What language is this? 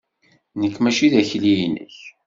Kabyle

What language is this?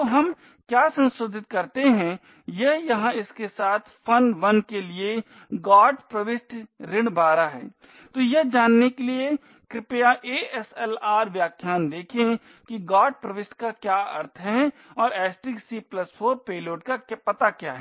Hindi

